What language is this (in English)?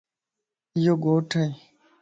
Lasi